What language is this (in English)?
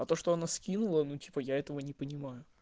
Russian